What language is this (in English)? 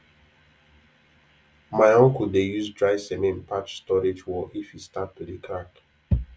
Nigerian Pidgin